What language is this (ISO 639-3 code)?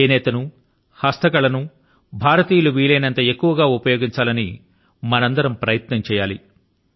tel